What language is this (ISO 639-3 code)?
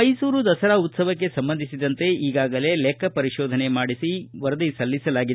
kan